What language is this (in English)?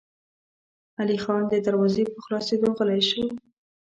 Pashto